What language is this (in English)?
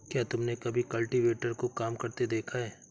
Hindi